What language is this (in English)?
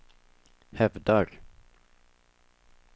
Swedish